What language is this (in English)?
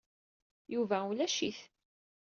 Kabyle